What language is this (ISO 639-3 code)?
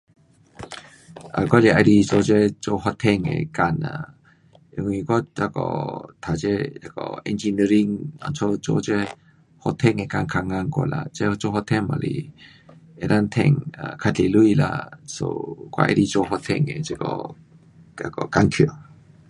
cpx